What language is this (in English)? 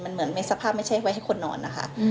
Thai